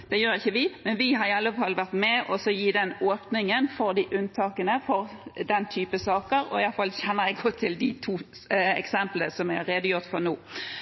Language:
Norwegian Bokmål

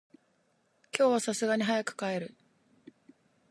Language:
Japanese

